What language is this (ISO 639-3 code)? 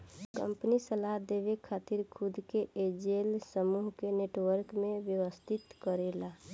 bho